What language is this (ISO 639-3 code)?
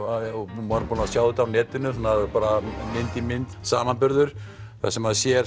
isl